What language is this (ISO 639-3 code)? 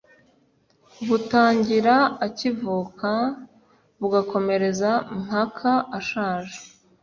kin